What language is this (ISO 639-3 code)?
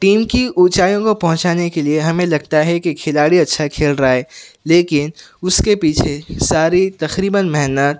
urd